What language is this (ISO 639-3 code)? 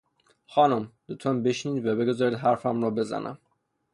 fas